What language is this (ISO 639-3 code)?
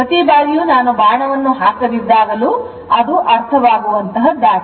kan